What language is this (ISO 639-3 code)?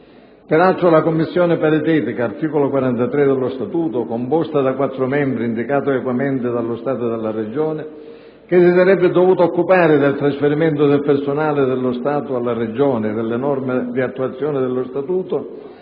ita